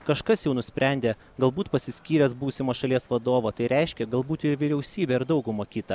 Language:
Lithuanian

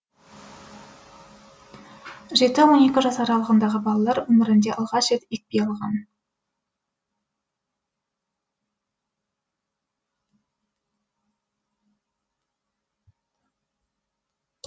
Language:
Kazakh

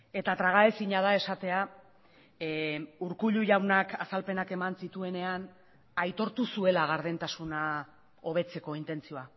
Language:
Basque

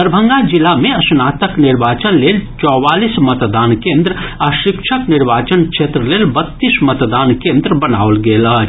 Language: Maithili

